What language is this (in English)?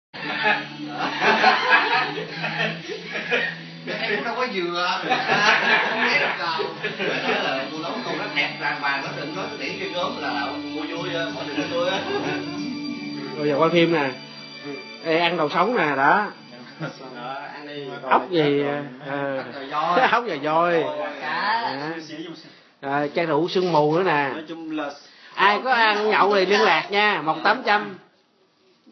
Vietnamese